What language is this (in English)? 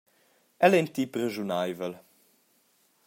Romansh